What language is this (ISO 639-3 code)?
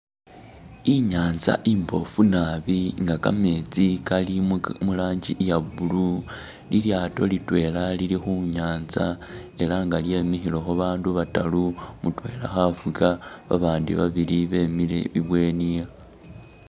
myx